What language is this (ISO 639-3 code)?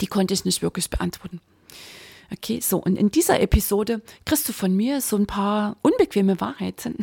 deu